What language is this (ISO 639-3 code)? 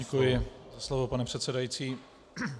ces